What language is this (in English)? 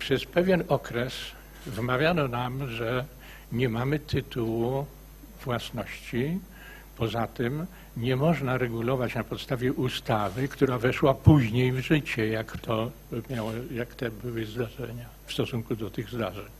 Polish